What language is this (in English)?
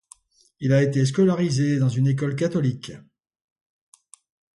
French